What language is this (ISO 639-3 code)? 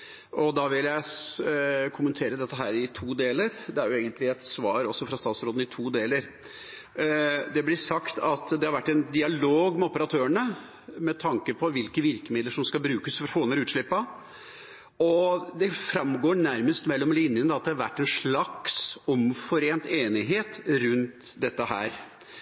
nob